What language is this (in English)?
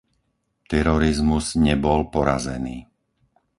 Slovak